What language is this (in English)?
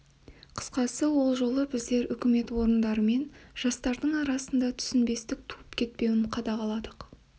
Kazakh